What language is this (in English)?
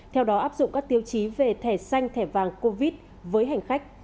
Vietnamese